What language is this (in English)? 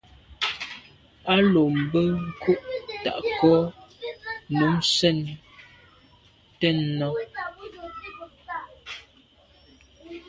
Medumba